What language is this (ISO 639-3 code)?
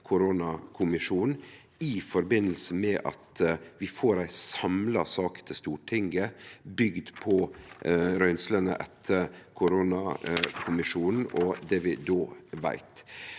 nor